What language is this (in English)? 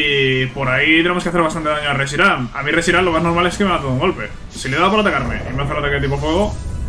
Spanish